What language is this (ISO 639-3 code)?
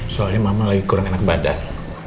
ind